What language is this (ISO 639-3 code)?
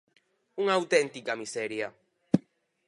glg